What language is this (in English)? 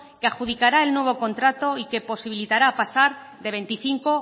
Spanish